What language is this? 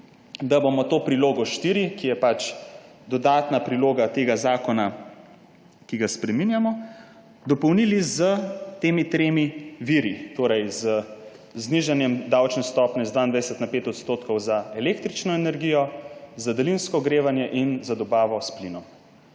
Slovenian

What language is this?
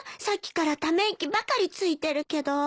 Japanese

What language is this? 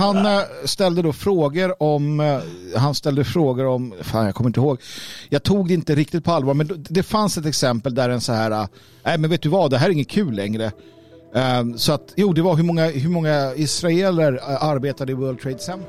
Swedish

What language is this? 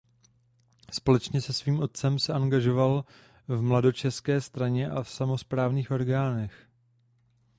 Czech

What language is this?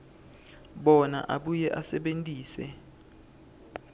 Swati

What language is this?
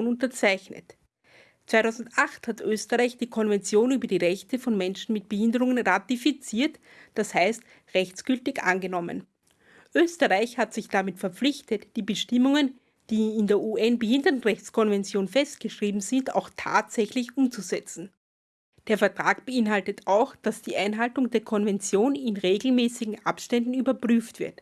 German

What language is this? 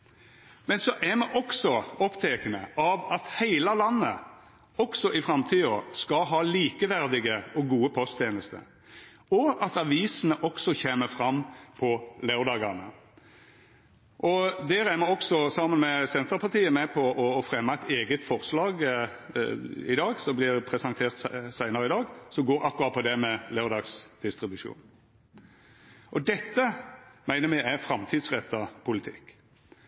Norwegian Nynorsk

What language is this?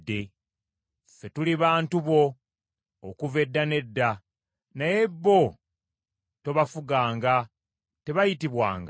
Ganda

